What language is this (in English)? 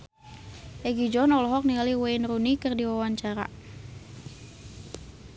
Sundanese